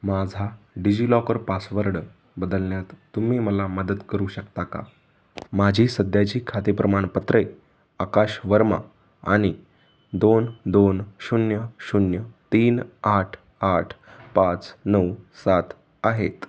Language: Marathi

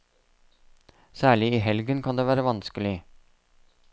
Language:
Norwegian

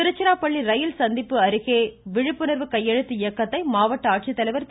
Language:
Tamil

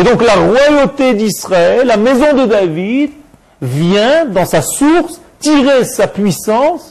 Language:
French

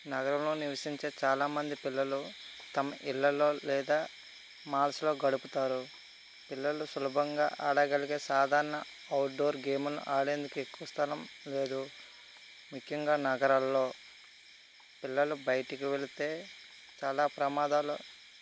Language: Telugu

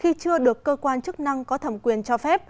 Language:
Vietnamese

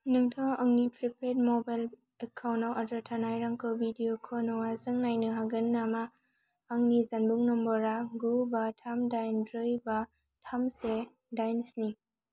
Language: Bodo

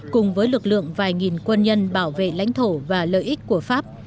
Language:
Vietnamese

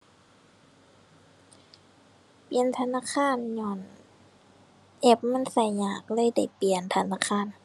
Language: Thai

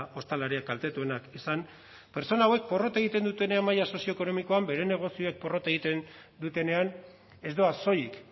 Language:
Basque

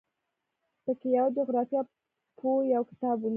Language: Pashto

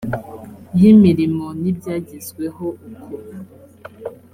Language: Kinyarwanda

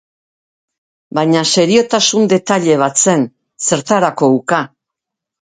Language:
Basque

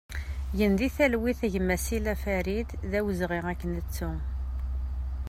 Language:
Kabyle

